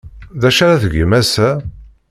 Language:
Kabyle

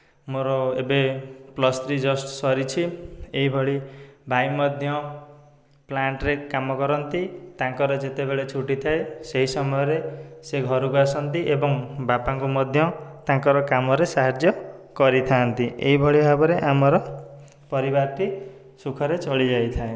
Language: Odia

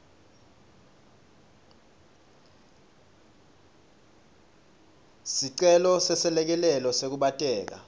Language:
Swati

